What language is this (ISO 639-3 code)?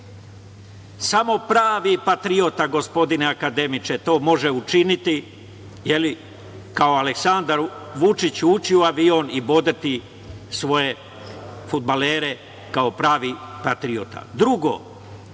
srp